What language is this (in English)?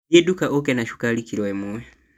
Kikuyu